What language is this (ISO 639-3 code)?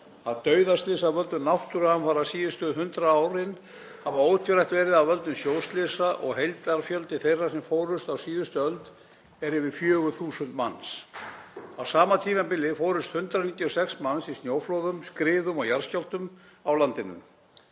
isl